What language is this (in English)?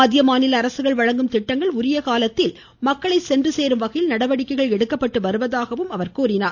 Tamil